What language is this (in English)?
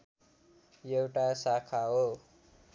Nepali